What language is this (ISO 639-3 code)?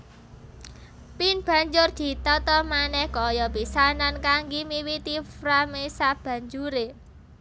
jav